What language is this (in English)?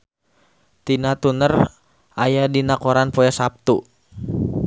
Sundanese